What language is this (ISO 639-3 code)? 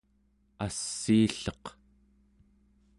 esu